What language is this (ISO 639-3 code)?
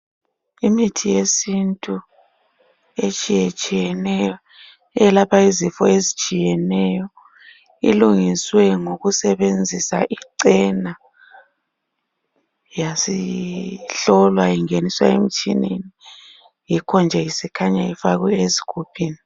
nde